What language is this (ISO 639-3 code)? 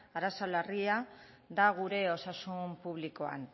eus